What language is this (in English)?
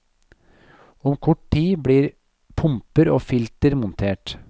Norwegian